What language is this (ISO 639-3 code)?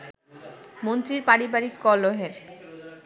ben